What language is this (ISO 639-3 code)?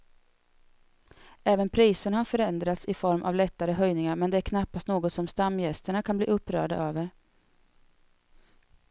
swe